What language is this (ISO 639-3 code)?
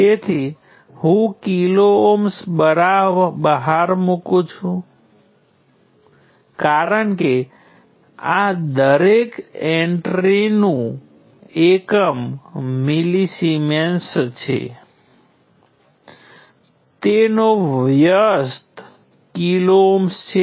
guj